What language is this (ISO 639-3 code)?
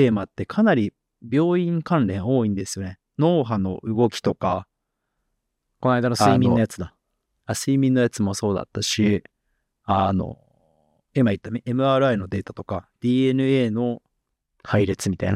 jpn